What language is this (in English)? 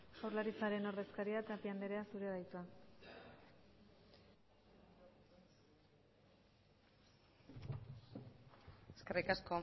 Basque